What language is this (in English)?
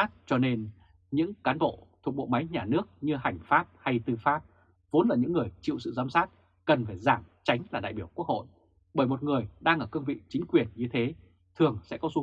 Vietnamese